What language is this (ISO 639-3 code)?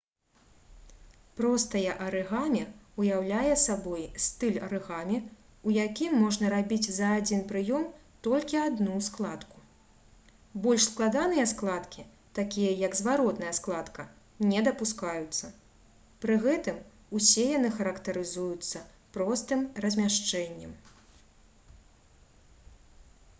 bel